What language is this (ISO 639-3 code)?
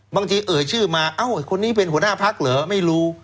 tha